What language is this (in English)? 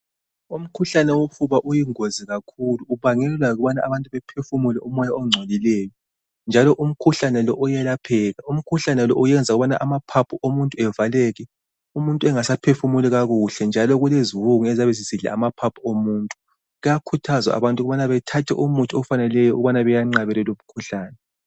North Ndebele